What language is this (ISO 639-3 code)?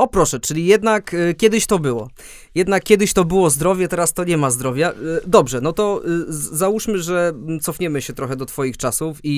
pol